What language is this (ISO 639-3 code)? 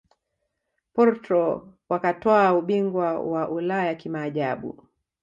swa